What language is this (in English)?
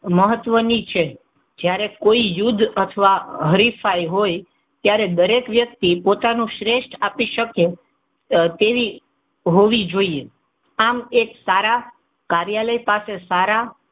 Gujarati